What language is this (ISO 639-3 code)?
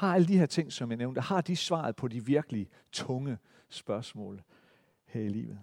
dan